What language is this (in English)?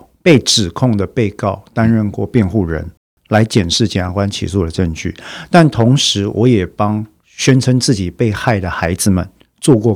Chinese